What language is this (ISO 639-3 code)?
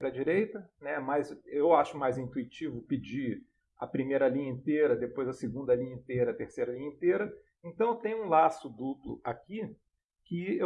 por